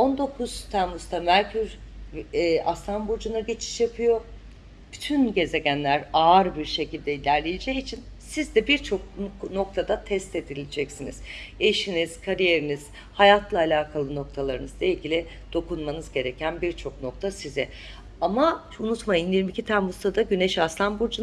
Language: Turkish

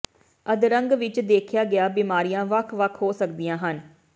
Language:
Punjabi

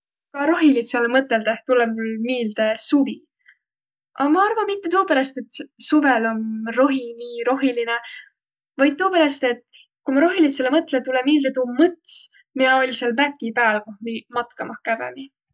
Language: Võro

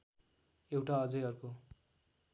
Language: Nepali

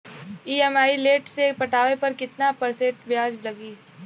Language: Bhojpuri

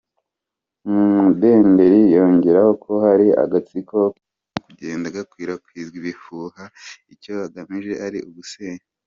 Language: Kinyarwanda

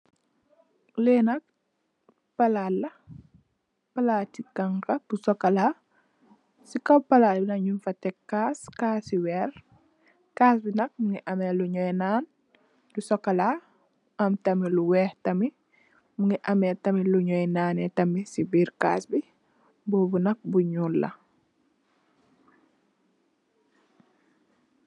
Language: Wolof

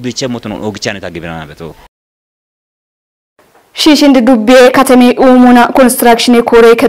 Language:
Arabic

